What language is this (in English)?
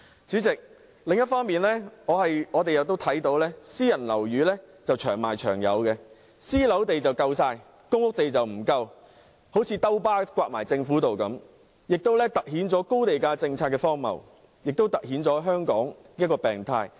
Cantonese